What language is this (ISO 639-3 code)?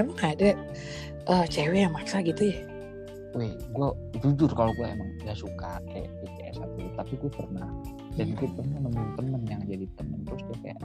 ind